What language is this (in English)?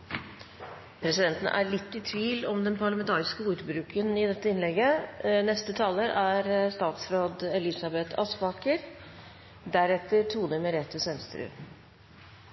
Norwegian